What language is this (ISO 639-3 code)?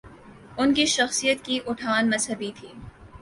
urd